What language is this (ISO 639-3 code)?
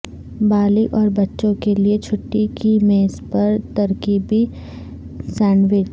urd